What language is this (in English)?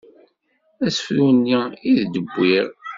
Kabyle